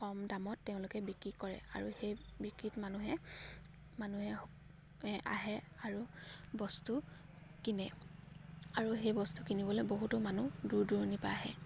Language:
Assamese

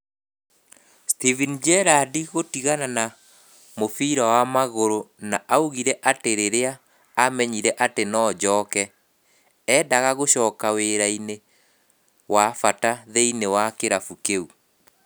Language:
Kikuyu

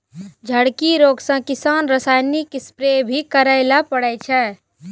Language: Maithili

